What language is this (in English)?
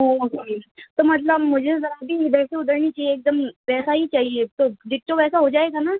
Urdu